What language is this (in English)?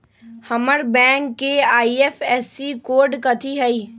Magahi